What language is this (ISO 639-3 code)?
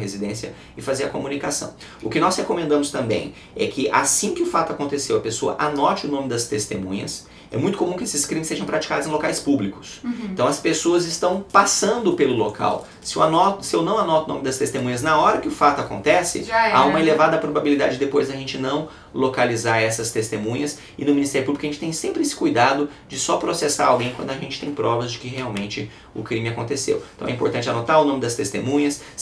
por